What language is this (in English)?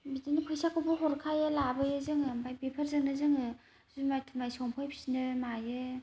Bodo